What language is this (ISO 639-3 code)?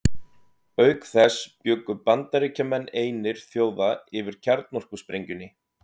isl